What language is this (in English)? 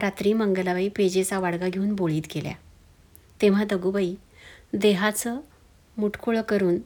Marathi